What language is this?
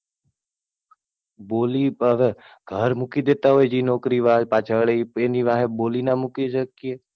Gujarati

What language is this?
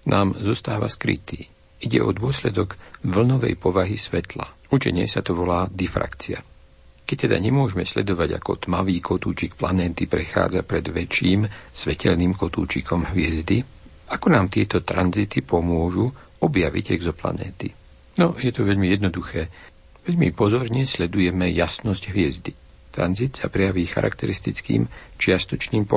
Slovak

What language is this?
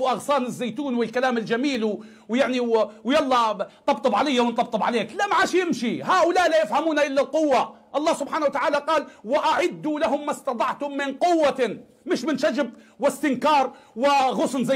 Arabic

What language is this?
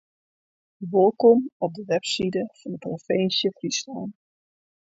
Western Frisian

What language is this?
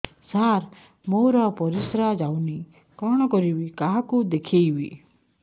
Odia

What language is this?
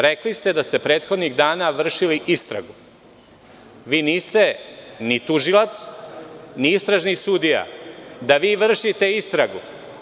Serbian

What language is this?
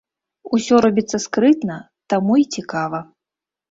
Belarusian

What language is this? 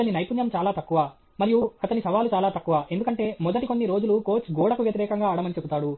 Telugu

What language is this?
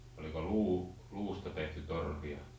Finnish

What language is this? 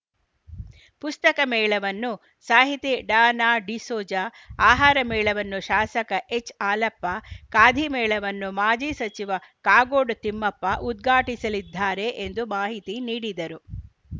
Kannada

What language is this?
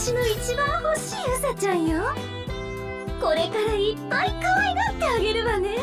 Japanese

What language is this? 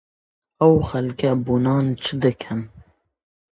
Central Kurdish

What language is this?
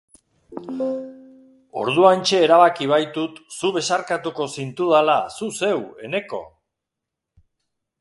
Basque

